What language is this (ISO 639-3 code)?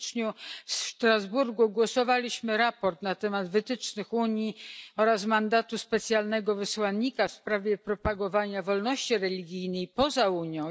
pol